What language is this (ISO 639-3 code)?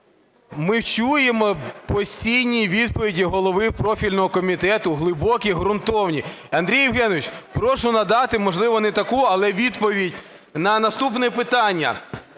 ukr